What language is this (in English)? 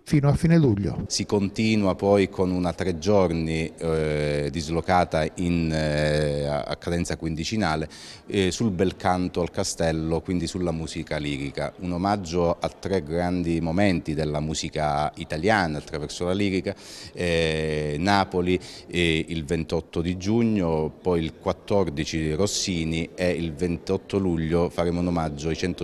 Italian